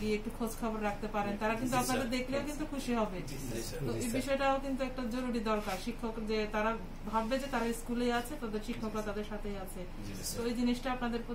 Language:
Romanian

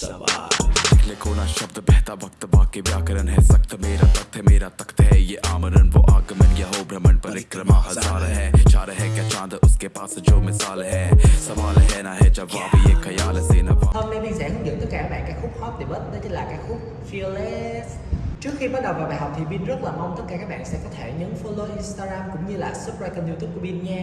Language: Vietnamese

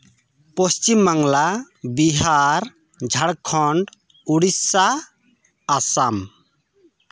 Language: Santali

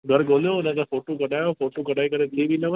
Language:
Sindhi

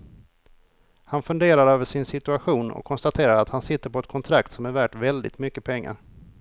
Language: Swedish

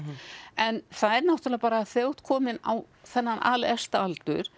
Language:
Icelandic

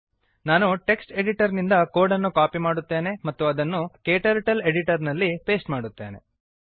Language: Kannada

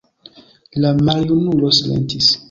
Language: Esperanto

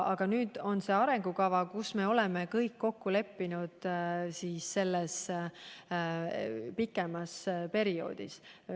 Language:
Estonian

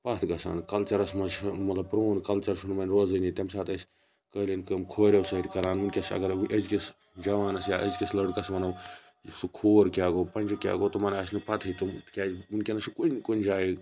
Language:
Kashmiri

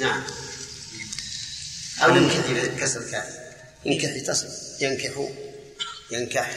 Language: Arabic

